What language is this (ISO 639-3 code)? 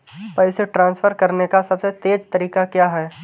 hin